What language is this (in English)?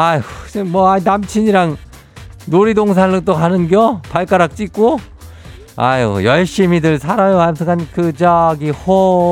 Korean